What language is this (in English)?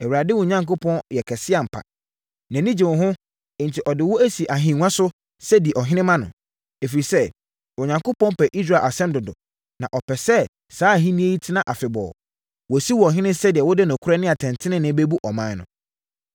Akan